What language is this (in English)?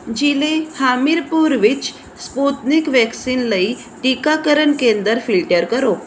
Punjabi